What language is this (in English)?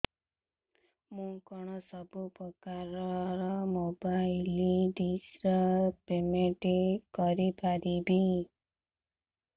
Odia